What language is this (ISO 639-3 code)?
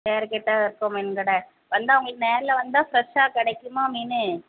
tam